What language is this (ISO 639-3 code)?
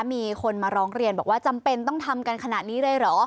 tha